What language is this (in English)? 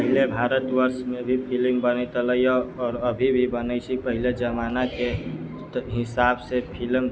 Maithili